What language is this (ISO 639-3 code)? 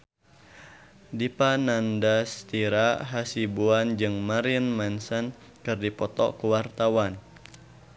sun